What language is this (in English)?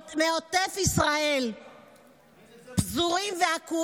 Hebrew